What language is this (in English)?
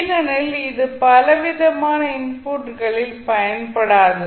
Tamil